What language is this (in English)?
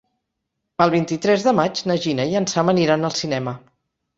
Catalan